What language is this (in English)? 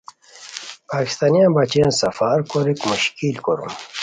Khowar